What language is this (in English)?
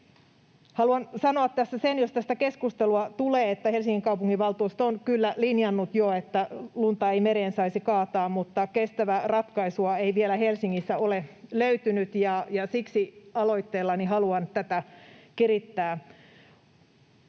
Finnish